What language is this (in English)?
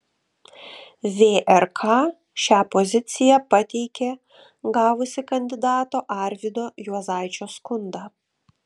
Lithuanian